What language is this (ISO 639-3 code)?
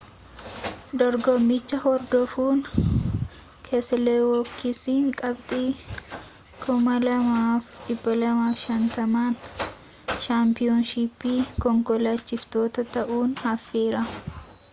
orm